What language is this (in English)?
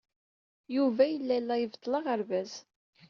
Kabyle